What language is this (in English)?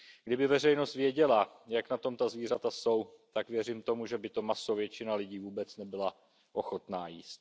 Czech